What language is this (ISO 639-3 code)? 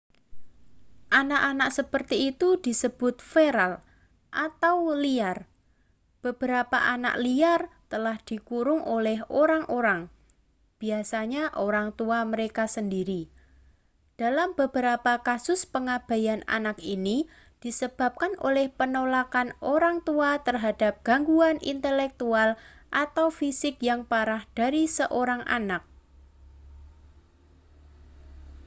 ind